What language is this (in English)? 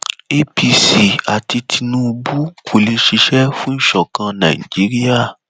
Yoruba